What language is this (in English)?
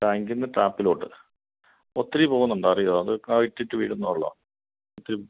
Malayalam